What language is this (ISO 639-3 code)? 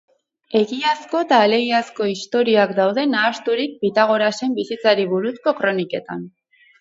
eus